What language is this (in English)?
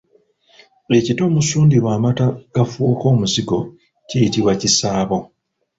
Ganda